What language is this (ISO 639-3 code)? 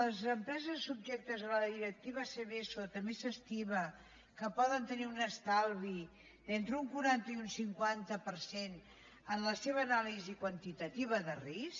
cat